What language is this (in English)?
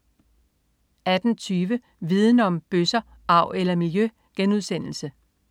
Danish